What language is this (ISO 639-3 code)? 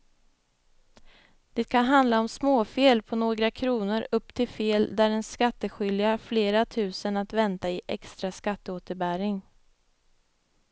swe